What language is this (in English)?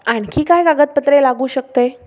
Marathi